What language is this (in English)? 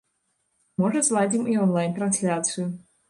Belarusian